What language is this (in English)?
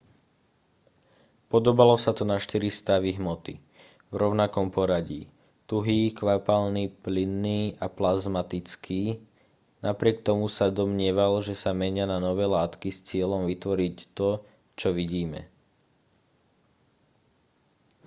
Slovak